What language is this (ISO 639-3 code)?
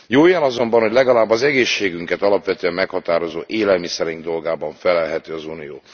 hun